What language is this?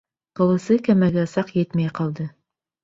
Bashkir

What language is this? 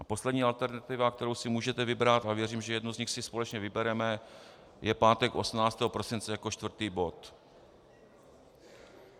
Czech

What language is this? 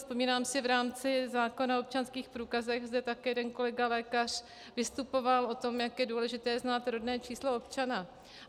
Czech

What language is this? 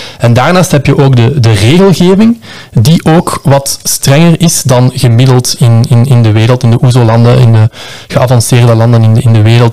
Dutch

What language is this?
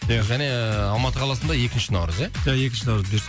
Kazakh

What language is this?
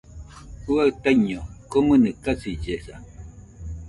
Nüpode Huitoto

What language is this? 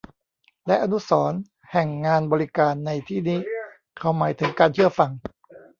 Thai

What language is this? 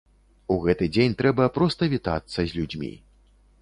Belarusian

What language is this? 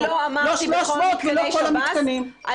Hebrew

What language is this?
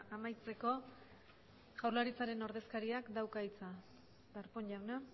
Basque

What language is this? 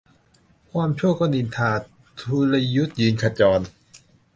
Thai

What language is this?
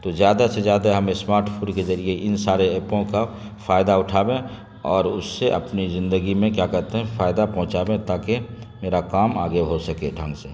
Urdu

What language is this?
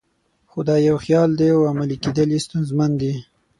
Pashto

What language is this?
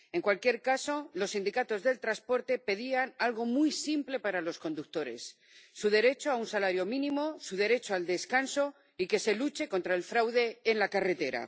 Spanish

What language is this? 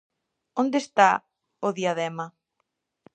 Galician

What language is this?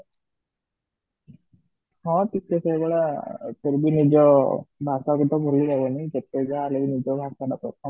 Odia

